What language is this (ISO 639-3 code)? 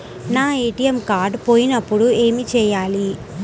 tel